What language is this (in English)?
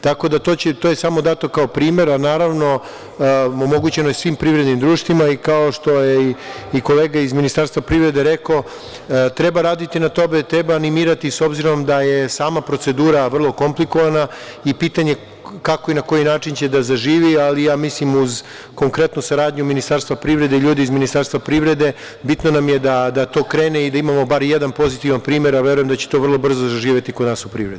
Serbian